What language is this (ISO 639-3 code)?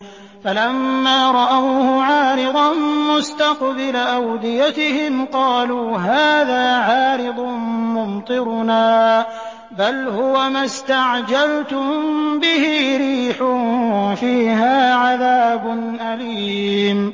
ara